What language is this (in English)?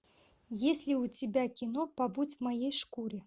Russian